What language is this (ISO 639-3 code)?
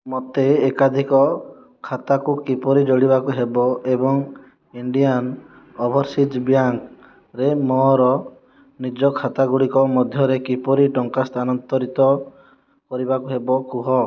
ori